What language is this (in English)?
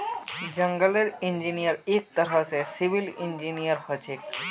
Magahi